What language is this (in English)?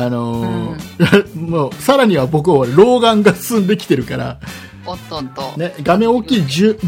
Japanese